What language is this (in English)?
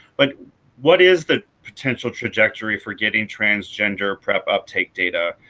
English